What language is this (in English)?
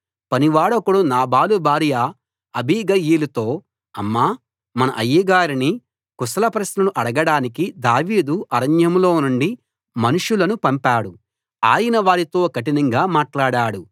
Telugu